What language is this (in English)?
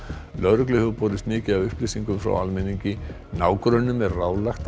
Icelandic